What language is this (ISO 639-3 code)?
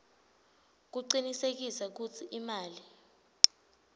ssw